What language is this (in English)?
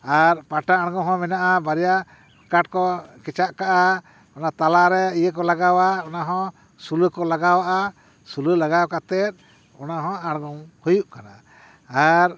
Santali